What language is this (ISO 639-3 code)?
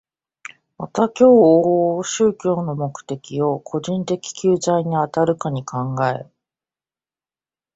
jpn